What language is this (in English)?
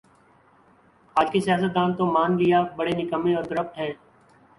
Urdu